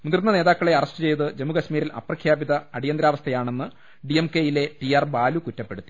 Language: Malayalam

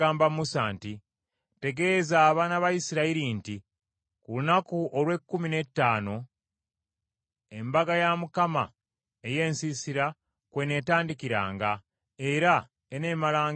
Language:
Ganda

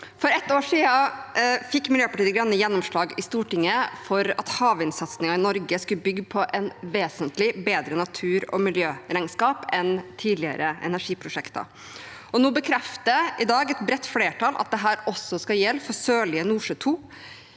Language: Norwegian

